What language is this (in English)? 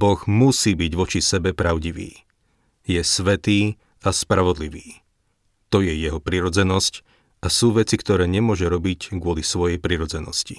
Slovak